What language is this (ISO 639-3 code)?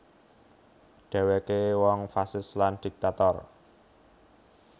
jav